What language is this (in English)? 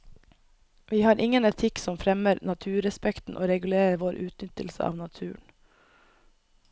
Norwegian